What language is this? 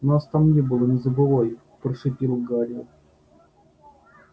Russian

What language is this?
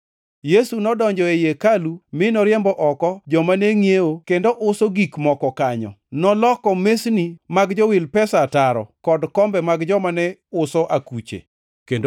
Luo (Kenya and Tanzania)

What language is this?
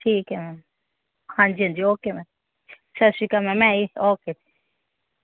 Punjabi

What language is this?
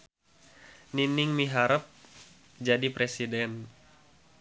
Sundanese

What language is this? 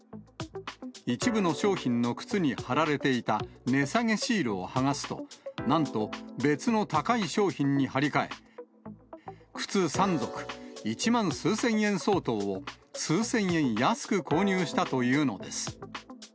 Japanese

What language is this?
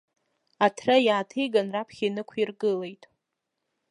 Abkhazian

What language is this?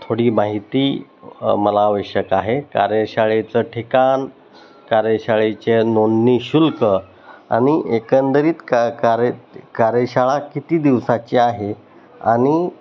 Marathi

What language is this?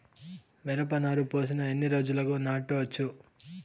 Telugu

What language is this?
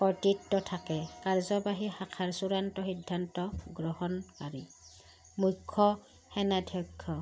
Assamese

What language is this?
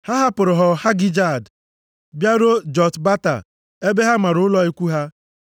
Igbo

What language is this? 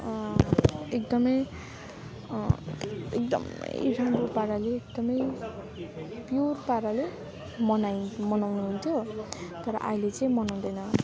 Nepali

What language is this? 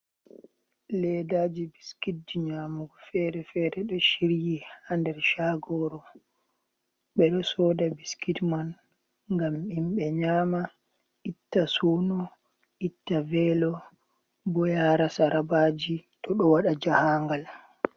Fula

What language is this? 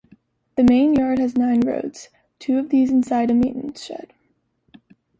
English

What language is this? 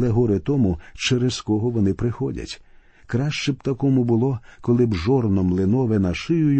Ukrainian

